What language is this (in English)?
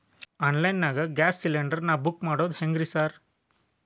Kannada